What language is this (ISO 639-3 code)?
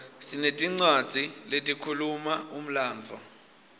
ssw